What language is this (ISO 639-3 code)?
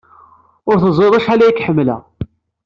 kab